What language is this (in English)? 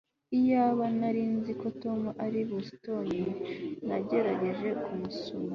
Kinyarwanda